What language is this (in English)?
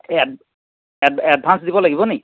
Assamese